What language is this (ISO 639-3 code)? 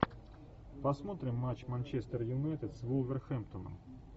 rus